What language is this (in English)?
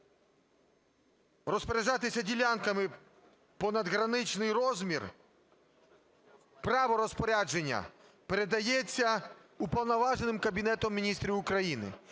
Ukrainian